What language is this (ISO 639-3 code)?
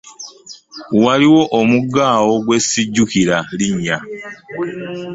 lug